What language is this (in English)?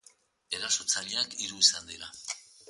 Basque